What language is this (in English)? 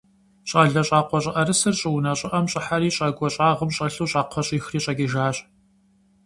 Kabardian